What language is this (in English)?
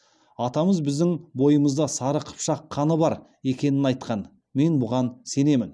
Kazakh